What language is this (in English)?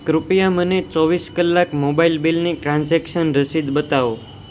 Gujarati